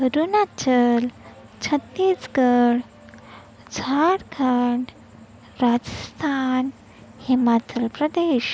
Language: Marathi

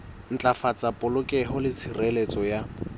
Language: Southern Sotho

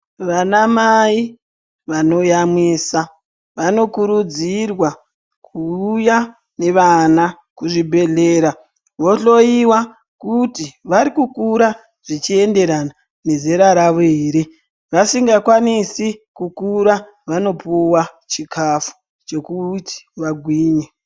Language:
Ndau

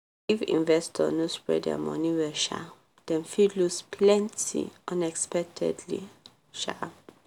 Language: Nigerian Pidgin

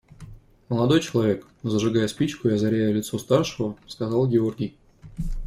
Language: Russian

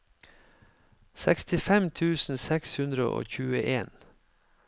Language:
Norwegian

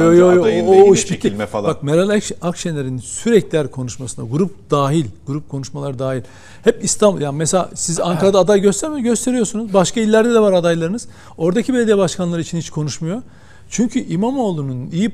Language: Turkish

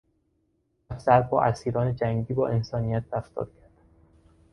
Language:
Persian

